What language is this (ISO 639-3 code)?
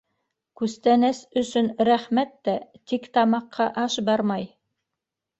bak